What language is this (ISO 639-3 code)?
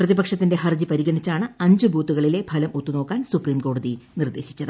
mal